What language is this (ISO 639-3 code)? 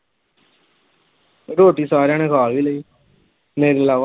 pan